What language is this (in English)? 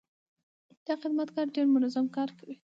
Pashto